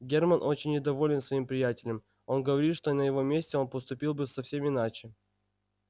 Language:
Russian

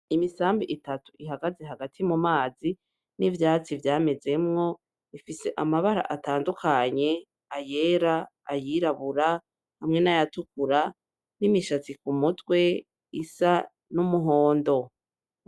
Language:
Rundi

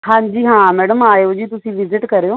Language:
Punjabi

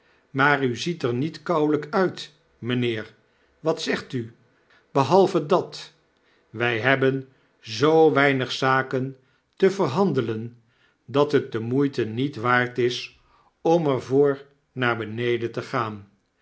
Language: Dutch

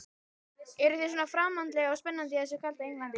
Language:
Icelandic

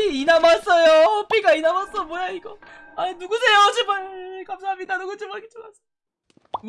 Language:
Korean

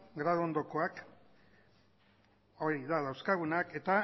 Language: Basque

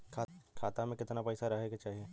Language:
Bhojpuri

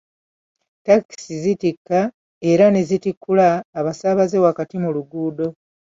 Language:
Ganda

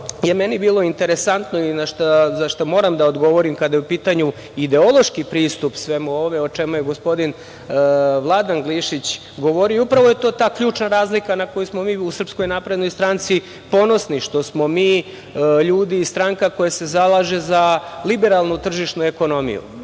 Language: Serbian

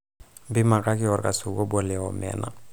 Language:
Masai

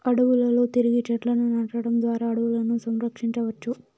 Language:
Telugu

